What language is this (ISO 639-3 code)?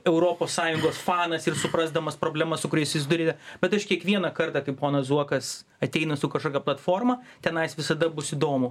lit